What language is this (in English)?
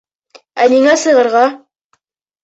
Bashkir